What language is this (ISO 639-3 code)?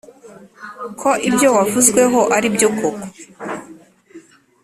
kin